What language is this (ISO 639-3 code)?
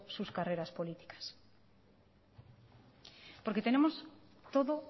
spa